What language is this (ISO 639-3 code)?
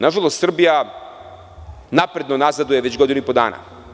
srp